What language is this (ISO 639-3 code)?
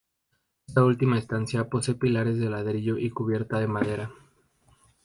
spa